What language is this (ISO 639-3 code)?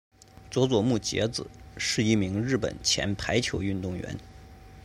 zho